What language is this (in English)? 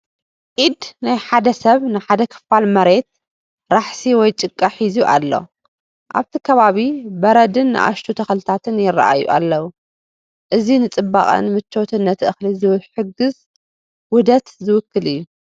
Tigrinya